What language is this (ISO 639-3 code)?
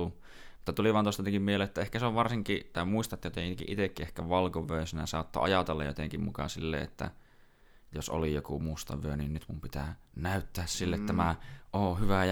fin